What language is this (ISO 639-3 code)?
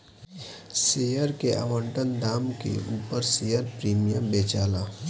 bho